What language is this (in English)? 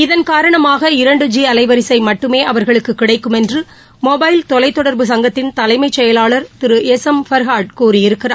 Tamil